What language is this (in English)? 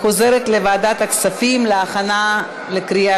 Hebrew